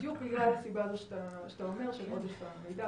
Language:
Hebrew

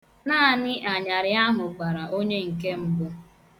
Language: Igbo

